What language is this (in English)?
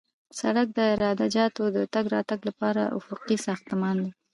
Pashto